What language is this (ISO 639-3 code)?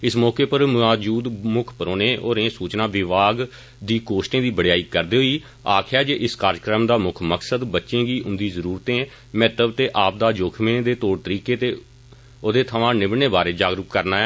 doi